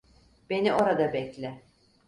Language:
Turkish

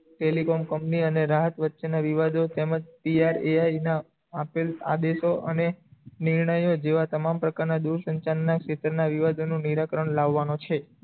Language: Gujarati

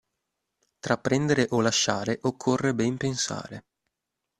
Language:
Italian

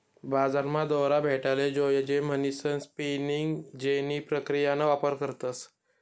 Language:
Marathi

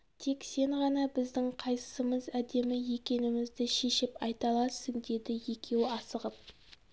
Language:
Kazakh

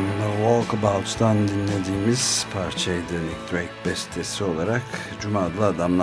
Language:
Turkish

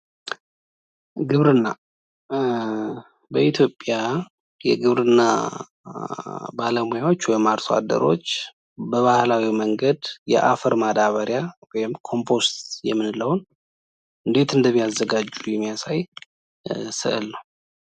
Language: Amharic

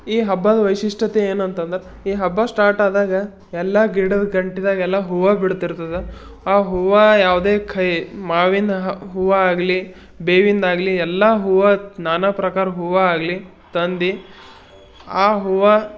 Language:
Kannada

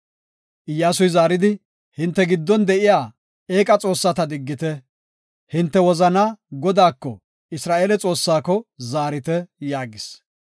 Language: Gofa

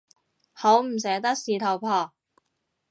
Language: Cantonese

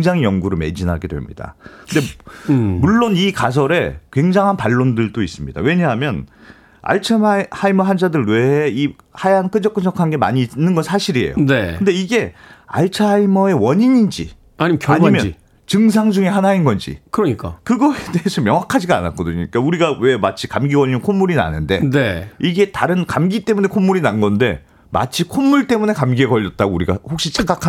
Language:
Korean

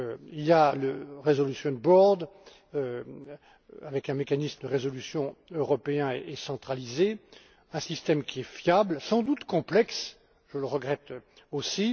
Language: French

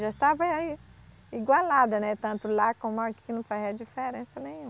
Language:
Portuguese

